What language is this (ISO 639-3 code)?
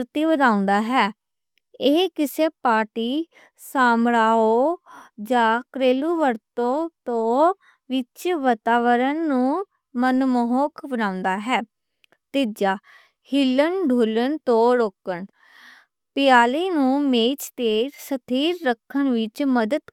lah